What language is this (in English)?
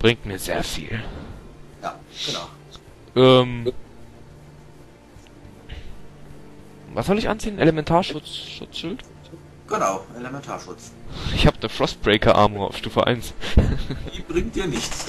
German